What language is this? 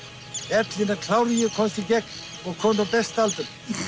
Icelandic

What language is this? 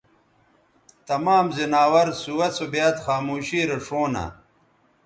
Bateri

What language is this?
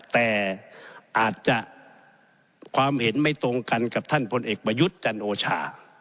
Thai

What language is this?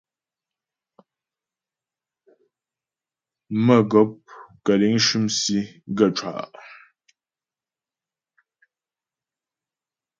Ghomala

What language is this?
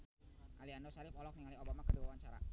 Sundanese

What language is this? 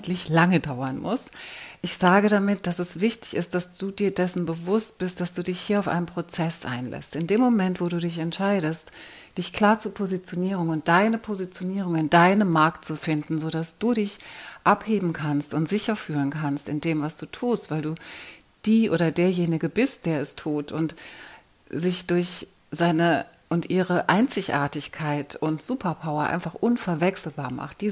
German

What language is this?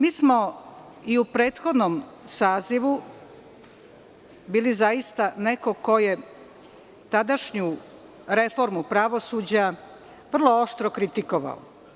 Serbian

